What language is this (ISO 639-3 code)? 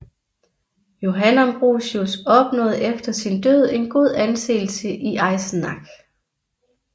dan